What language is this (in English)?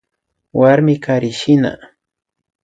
Imbabura Highland Quichua